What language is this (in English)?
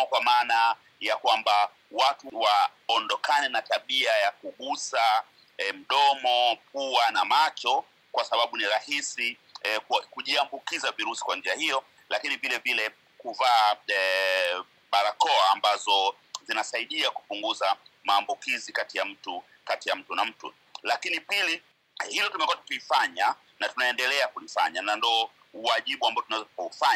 Swahili